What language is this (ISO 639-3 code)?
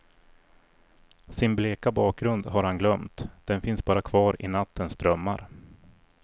swe